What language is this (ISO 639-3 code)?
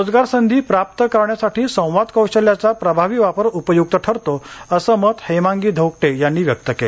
mar